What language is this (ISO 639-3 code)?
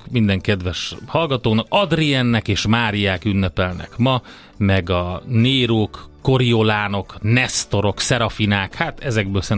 hun